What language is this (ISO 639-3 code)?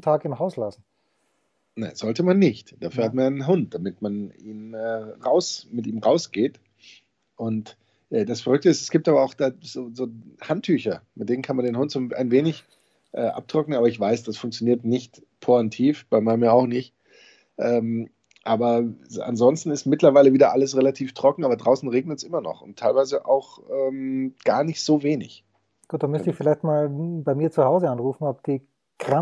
deu